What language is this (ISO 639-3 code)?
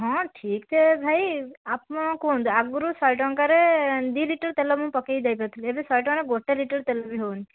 ori